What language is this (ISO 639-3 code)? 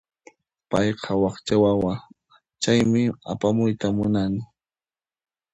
qxp